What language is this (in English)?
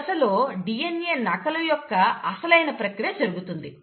Telugu